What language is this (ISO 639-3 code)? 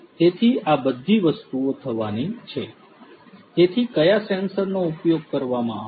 guj